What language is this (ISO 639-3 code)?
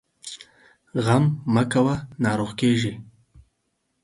pus